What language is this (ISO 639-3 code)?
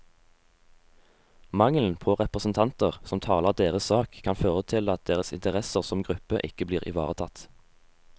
nor